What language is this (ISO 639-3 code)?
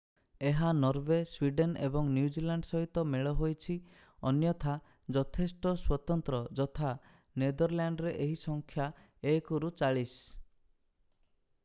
ori